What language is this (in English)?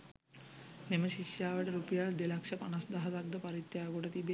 Sinhala